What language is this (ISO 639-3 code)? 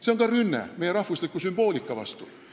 est